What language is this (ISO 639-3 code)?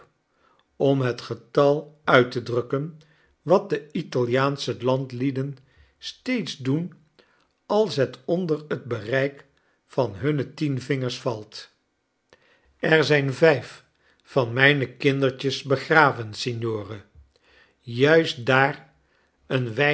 nld